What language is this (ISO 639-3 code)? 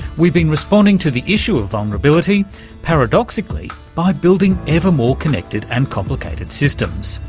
eng